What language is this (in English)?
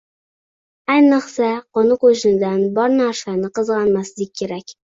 Uzbek